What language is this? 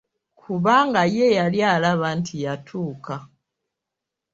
Ganda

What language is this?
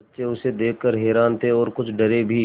Hindi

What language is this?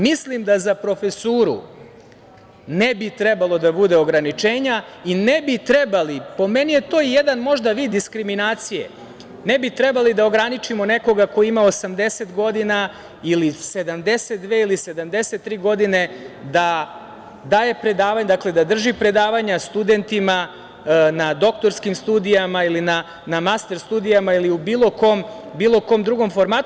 Serbian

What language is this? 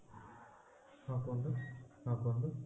Odia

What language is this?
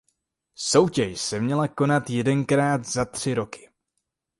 Czech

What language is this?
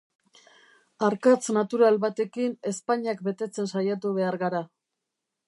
Basque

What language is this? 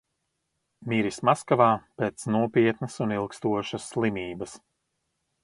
Latvian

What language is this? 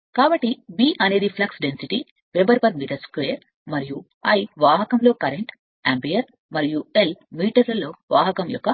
Telugu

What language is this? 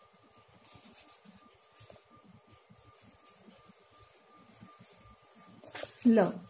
Gujarati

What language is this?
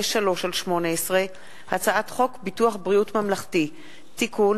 Hebrew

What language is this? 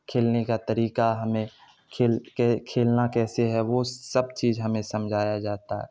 Urdu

